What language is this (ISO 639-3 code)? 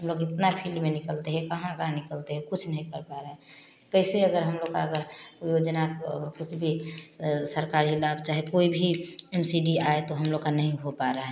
hin